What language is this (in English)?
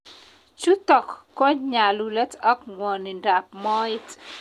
Kalenjin